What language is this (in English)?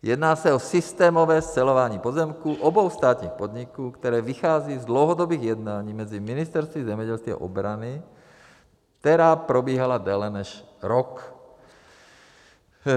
Czech